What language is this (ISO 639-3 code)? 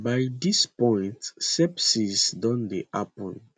pcm